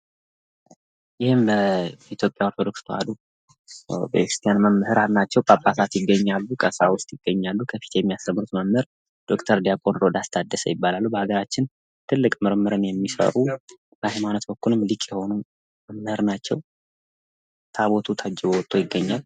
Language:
Amharic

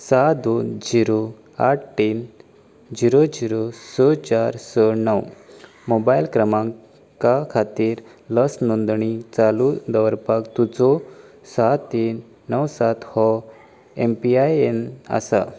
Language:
Konkani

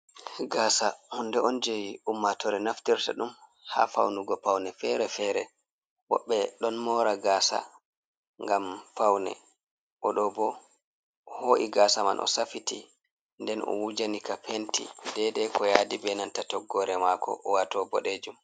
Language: Fula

